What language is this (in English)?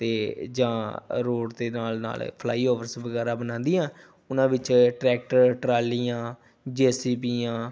Punjabi